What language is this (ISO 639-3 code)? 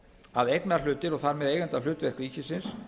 isl